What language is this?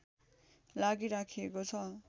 Nepali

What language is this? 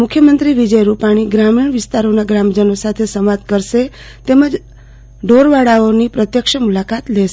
Gujarati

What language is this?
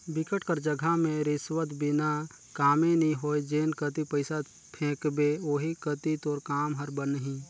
Chhattisgarhi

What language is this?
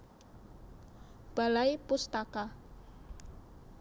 Javanese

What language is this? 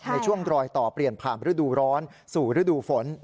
Thai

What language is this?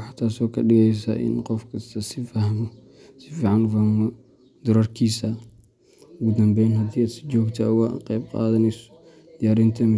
Somali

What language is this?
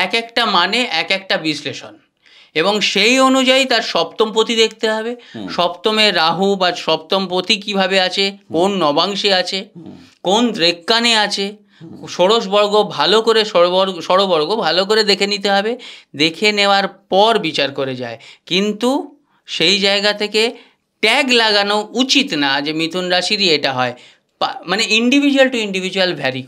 Bangla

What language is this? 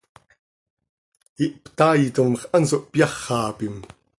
Seri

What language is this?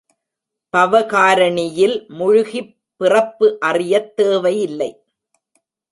Tamil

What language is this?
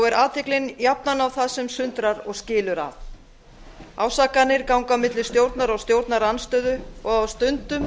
Icelandic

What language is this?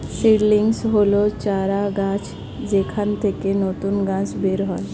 Bangla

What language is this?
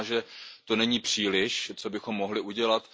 Czech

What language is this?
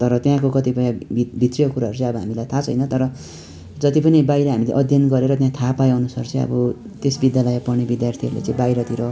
Nepali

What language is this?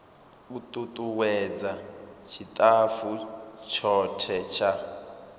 Venda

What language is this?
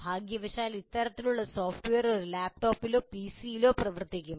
Malayalam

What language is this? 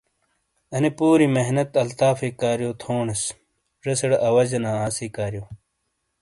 Shina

